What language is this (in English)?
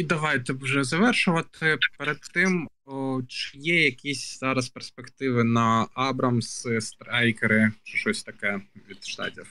Ukrainian